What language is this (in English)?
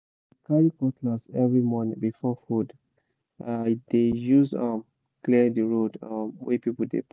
Nigerian Pidgin